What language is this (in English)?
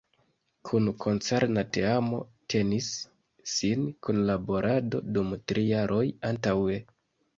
Esperanto